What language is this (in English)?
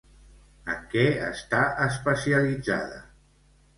Catalan